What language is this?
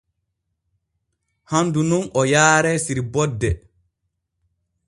Borgu Fulfulde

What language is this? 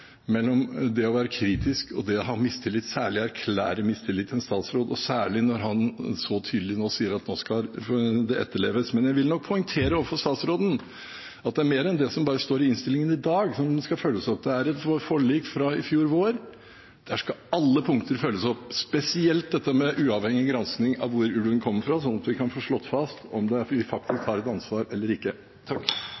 Norwegian Bokmål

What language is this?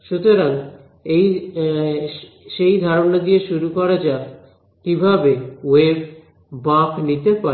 Bangla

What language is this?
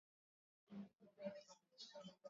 Swahili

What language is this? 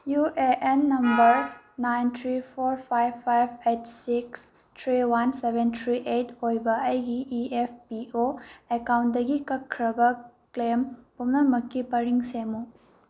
Manipuri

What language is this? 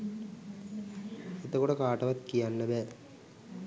Sinhala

